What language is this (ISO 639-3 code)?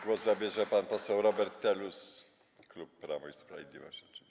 pol